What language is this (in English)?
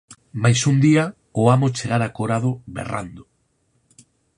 Galician